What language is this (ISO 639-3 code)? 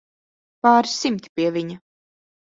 lav